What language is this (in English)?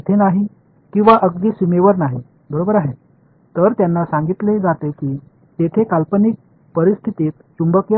Tamil